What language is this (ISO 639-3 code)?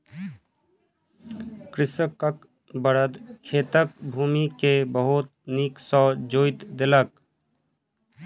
mai